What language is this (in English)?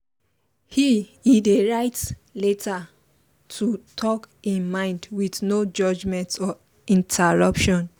Nigerian Pidgin